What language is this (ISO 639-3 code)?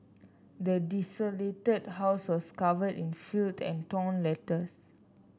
eng